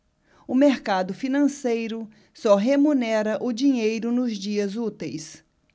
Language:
Portuguese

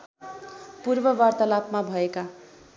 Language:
Nepali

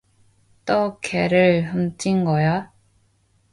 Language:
Korean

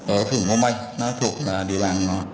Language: Vietnamese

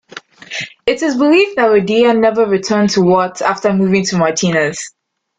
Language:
English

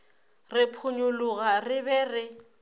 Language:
Northern Sotho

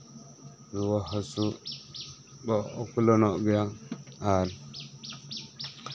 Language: Santali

